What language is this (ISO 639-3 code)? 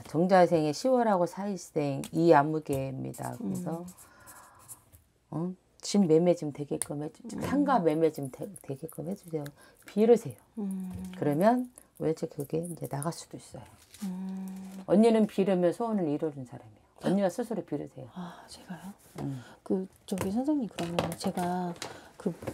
kor